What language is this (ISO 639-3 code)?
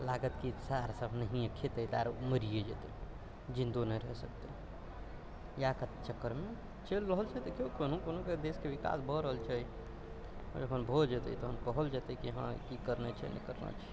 mai